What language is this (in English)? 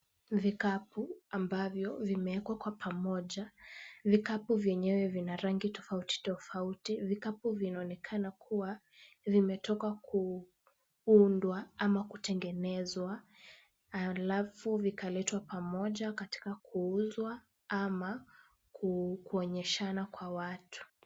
Swahili